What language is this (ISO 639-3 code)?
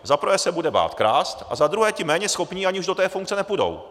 ces